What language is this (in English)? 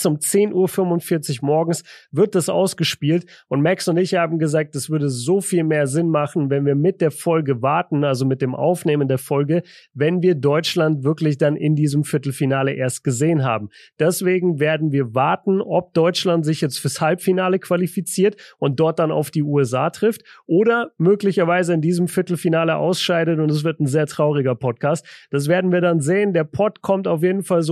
German